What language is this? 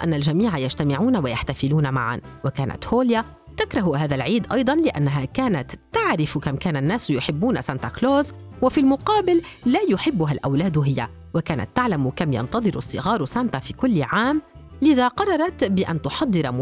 Arabic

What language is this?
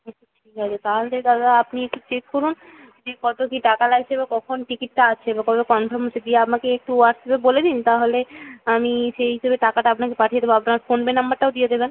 Bangla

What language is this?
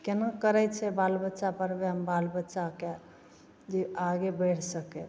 Maithili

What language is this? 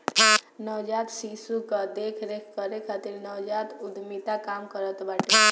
Bhojpuri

